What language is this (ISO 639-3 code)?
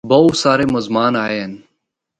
hno